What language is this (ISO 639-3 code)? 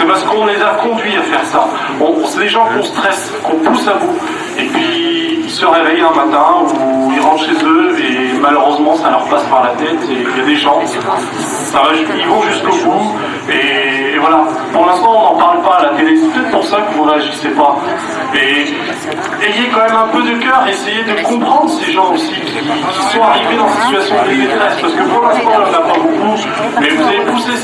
fra